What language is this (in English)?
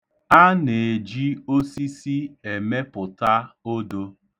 Igbo